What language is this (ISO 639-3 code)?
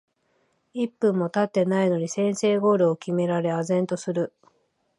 jpn